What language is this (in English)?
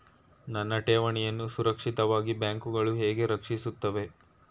Kannada